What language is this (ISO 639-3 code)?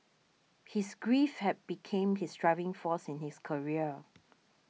eng